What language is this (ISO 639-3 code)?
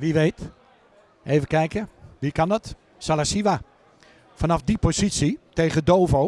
nld